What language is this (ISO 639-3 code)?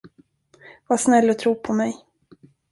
swe